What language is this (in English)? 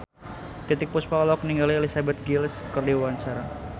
Sundanese